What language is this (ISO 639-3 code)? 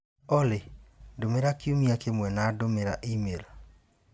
kik